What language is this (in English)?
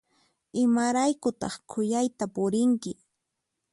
Puno Quechua